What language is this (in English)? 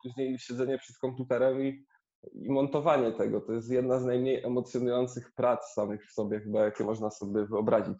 Polish